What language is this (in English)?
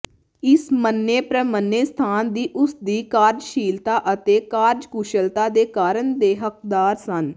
Punjabi